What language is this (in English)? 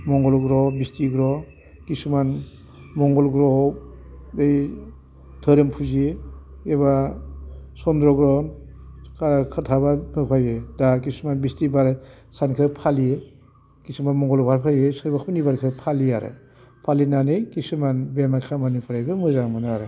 Bodo